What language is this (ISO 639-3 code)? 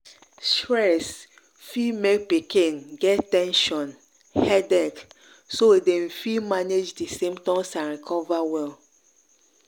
pcm